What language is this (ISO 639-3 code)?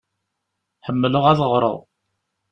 kab